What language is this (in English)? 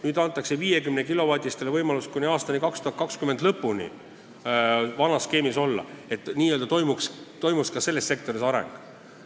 Estonian